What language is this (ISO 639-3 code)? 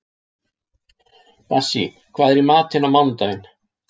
isl